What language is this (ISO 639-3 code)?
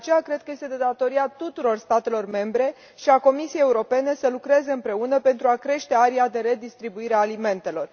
ron